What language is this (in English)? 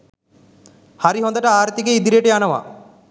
Sinhala